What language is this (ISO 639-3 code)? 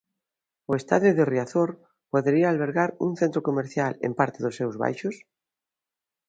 glg